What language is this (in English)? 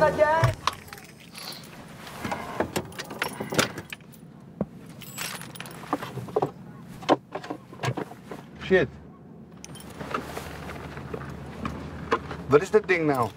Dutch